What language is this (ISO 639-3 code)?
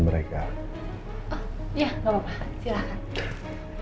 ind